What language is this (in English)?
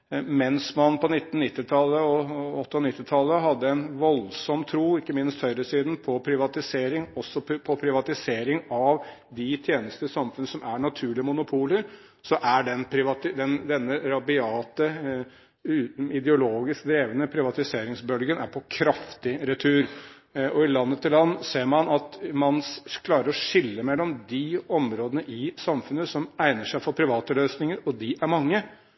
Norwegian Bokmål